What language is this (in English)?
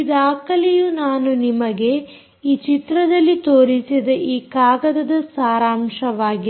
Kannada